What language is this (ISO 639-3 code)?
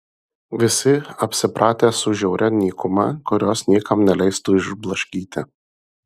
lit